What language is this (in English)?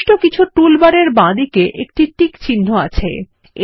Bangla